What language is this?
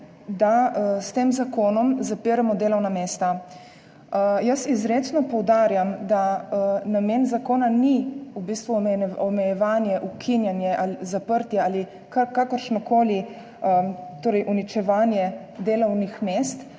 Slovenian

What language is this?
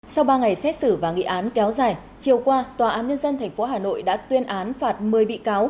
Vietnamese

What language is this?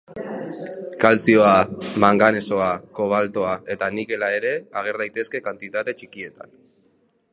Basque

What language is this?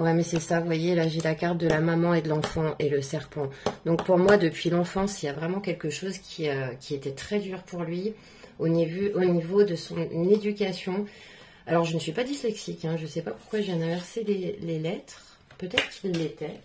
French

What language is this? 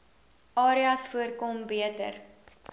Afrikaans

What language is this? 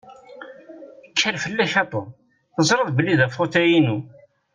Kabyle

